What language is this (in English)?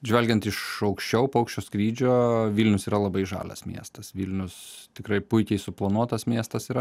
Lithuanian